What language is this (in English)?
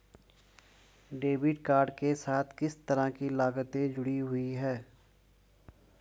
Hindi